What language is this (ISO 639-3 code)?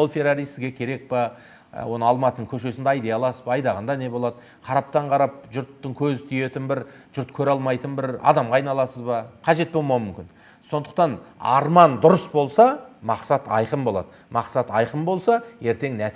tur